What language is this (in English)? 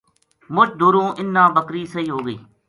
Gujari